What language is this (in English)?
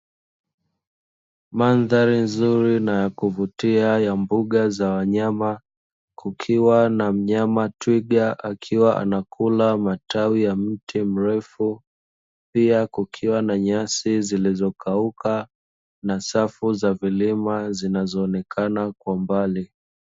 Swahili